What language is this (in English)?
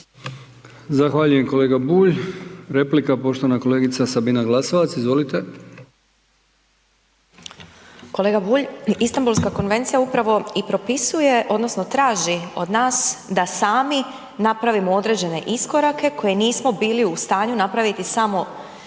Croatian